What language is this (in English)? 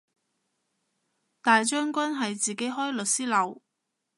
Cantonese